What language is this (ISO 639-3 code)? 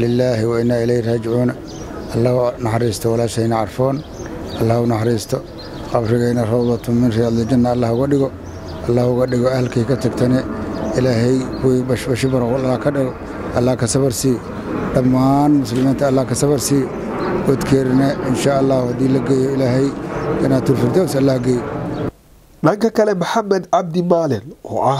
ara